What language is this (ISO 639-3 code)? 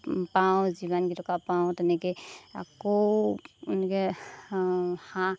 asm